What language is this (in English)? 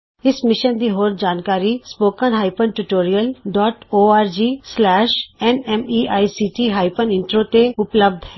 Punjabi